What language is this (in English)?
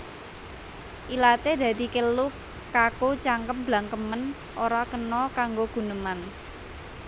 Javanese